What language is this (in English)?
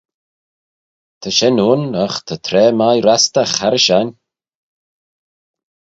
Manx